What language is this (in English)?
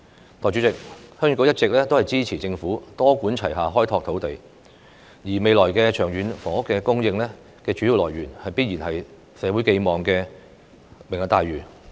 Cantonese